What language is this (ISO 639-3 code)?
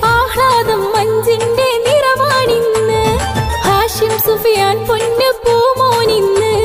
tur